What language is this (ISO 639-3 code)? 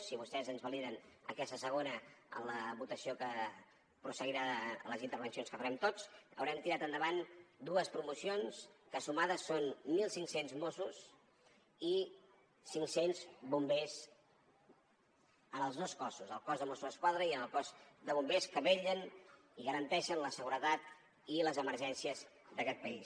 cat